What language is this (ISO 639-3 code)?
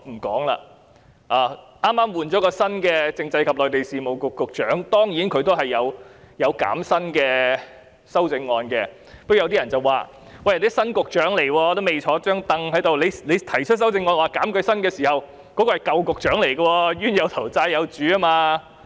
yue